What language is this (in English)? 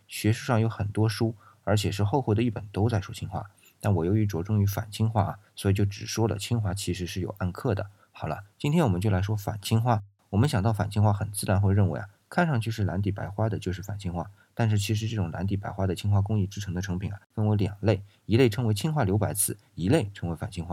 Chinese